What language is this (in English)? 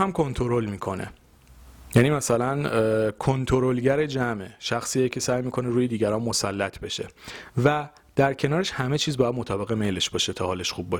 Persian